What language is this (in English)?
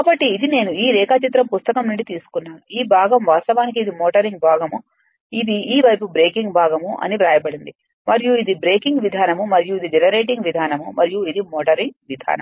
Telugu